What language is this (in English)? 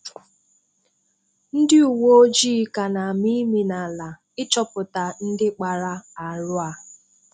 Igbo